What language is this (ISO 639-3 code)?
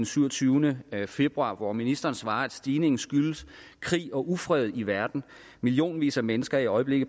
dan